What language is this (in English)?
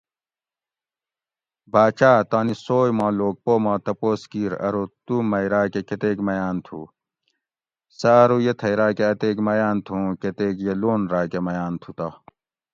Gawri